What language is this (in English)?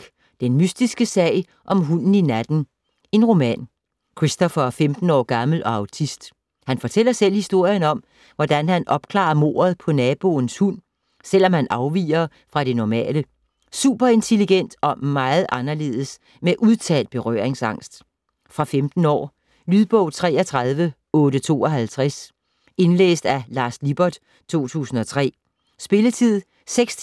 Danish